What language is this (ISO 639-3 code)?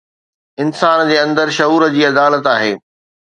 snd